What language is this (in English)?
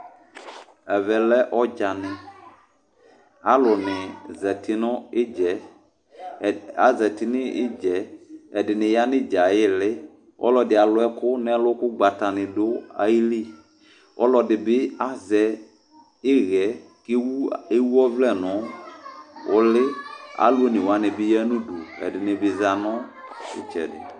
Ikposo